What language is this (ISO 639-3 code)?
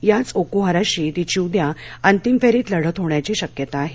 mar